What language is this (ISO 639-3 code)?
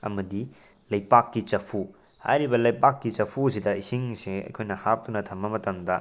mni